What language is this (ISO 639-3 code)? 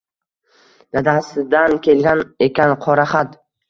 uzb